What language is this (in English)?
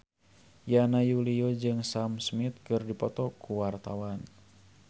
Sundanese